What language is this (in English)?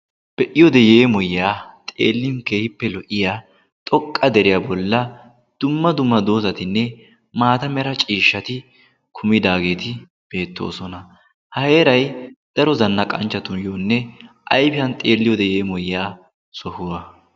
Wolaytta